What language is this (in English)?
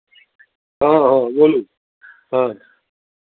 Maithili